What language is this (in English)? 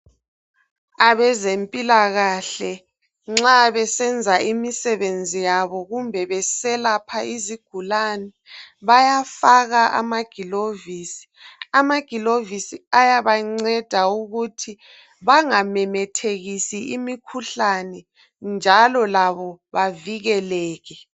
North Ndebele